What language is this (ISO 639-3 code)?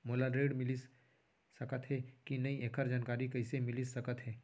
hne